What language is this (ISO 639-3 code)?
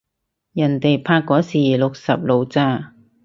yue